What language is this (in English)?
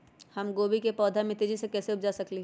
Magahi